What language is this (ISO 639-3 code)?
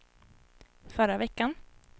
swe